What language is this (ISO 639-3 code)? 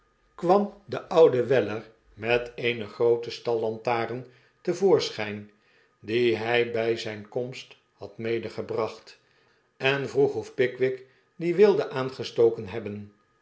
nld